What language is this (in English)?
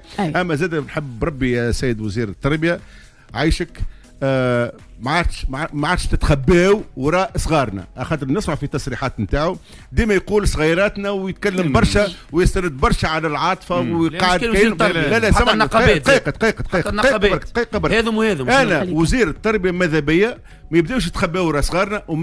Arabic